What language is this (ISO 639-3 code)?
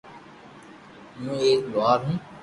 lrk